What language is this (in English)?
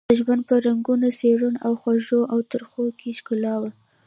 Pashto